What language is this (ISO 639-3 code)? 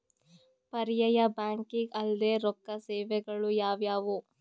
kan